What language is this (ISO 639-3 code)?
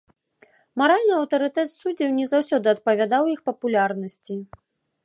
bel